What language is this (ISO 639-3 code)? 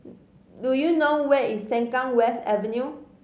eng